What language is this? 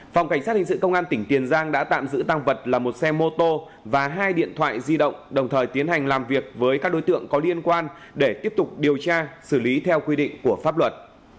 Vietnamese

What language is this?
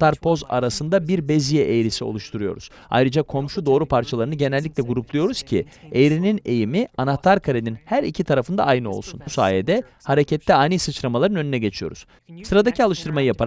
Turkish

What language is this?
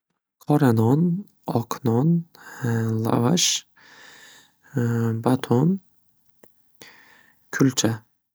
Uzbek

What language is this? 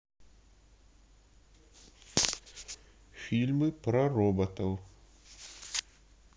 Russian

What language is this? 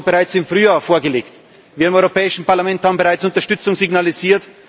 German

